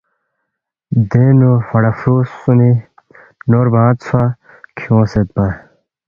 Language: Balti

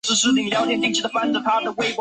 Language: Chinese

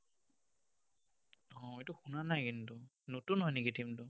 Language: Assamese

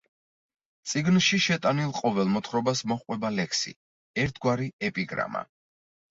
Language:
Georgian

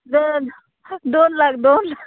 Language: Konkani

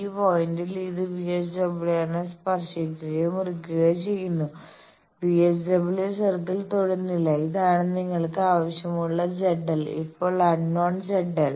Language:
Malayalam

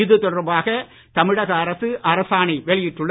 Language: Tamil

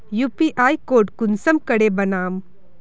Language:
Magahi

